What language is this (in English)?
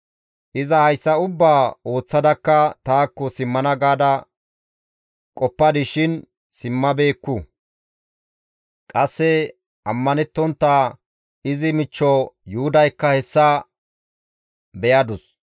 Gamo